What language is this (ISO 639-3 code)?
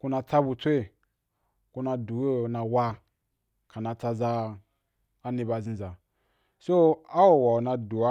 juk